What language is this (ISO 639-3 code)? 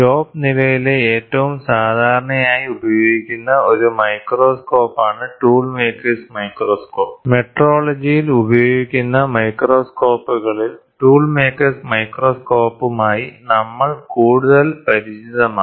mal